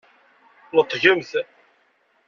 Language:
Kabyle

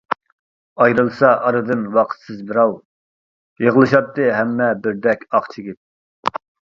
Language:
Uyghur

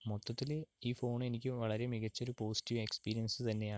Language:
Malayalam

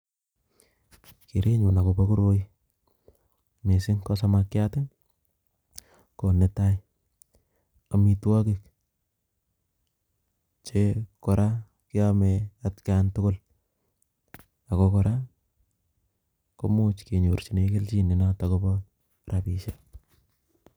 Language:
Kalenjin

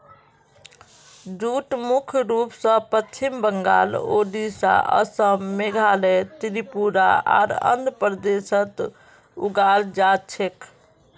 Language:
Magahi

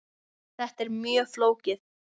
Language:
Icelandic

